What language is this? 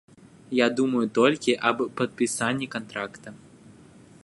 Belarusian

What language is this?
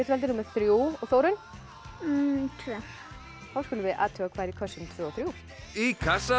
Icelandic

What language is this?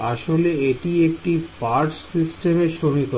Bangla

